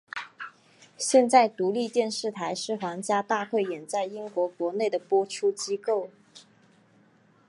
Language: Chinese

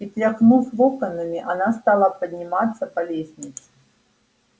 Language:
Russian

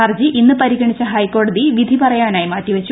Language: Malayalam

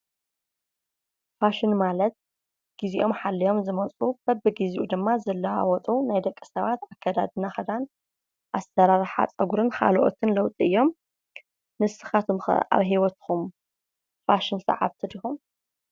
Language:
Tigrinya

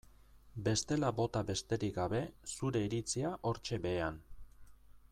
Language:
Basque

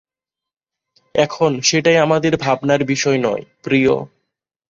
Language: Bangla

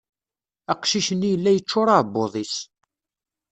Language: Kabyle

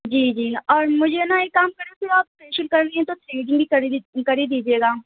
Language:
Urdu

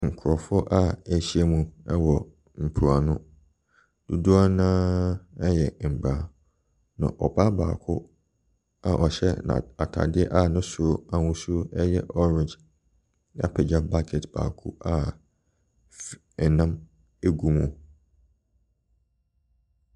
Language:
Akan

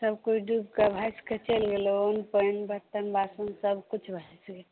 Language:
Maithili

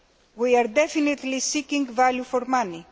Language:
English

